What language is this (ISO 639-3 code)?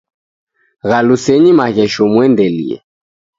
dav